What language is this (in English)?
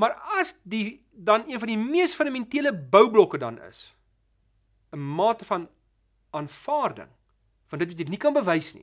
Dutch